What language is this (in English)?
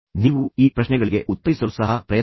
Kannada